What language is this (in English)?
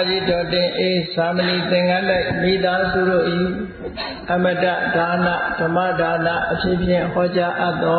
Vietnamese